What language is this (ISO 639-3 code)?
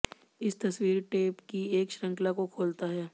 hin